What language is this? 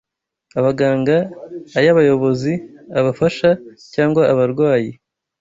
Kinyarwanda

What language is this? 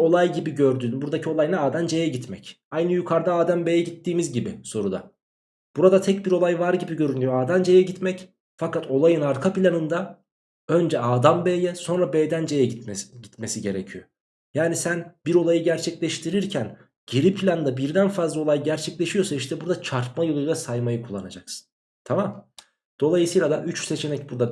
Turkish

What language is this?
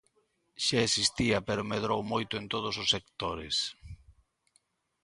Galician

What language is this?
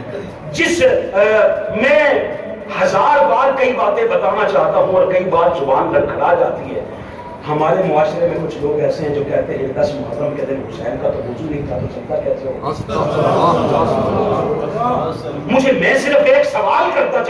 Hindi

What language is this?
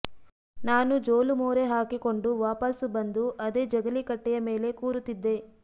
Kannada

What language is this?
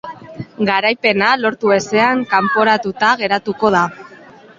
Basque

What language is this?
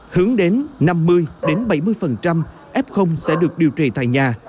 Vietnamese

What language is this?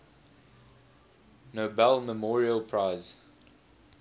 English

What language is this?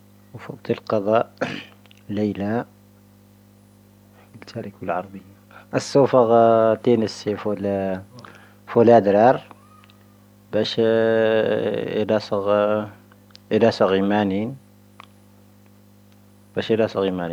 Tahaggart Tamahaq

